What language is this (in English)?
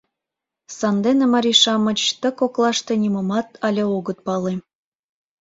Mari